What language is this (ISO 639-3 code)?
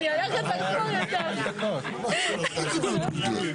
heb